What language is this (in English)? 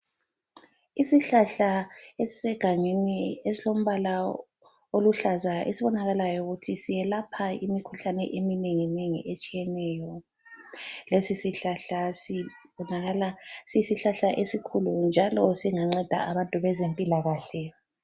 North Ndebele